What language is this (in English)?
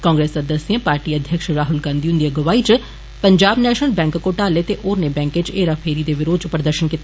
Dogri